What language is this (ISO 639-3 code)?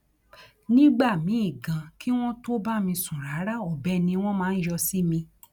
yor